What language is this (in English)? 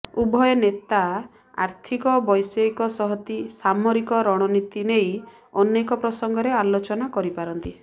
Odia